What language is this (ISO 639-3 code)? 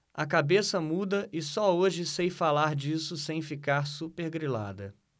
por